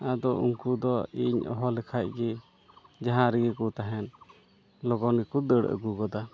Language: Santali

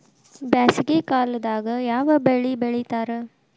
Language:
Kannada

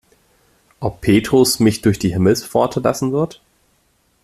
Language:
German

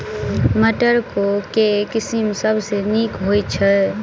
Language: Maithili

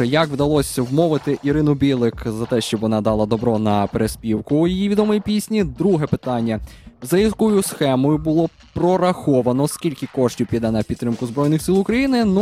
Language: Ukrainian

